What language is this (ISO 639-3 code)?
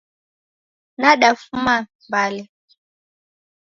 dav